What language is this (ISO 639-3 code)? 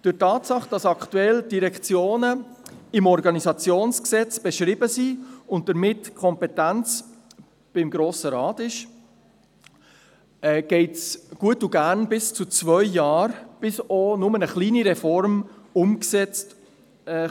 gsw